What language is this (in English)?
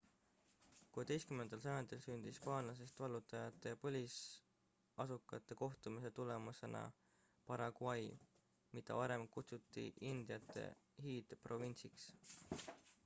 Estonian